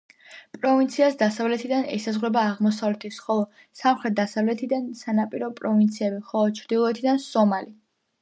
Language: Georgian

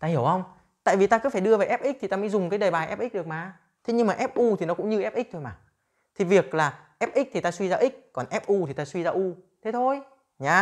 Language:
Vietnamese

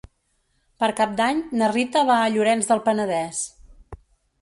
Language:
Catalan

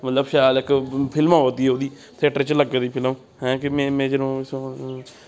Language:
Dogri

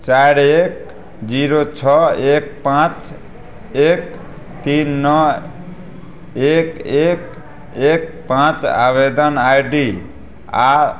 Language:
Maithili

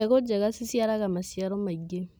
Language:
Kikuyu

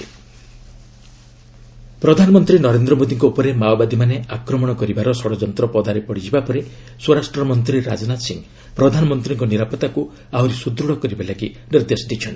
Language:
Odia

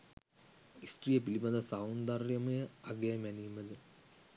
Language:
Sinhala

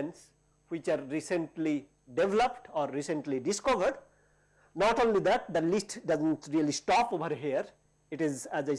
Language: English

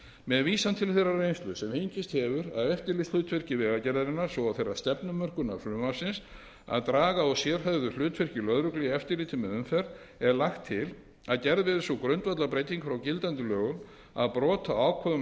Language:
Icelandic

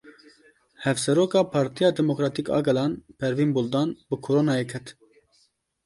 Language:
Kurdish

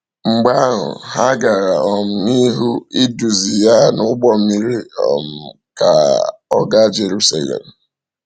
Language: Igbo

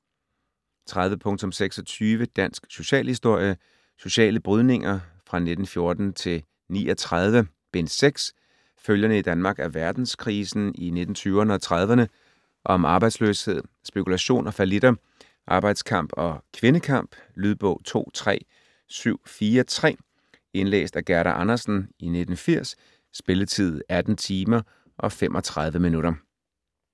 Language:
Danish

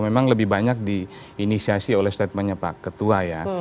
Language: Indonesian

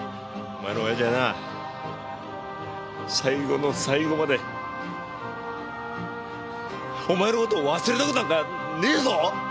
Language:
Japanese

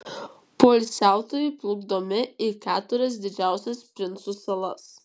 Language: Lithuanian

